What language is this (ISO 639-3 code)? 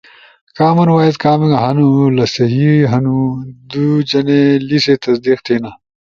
ush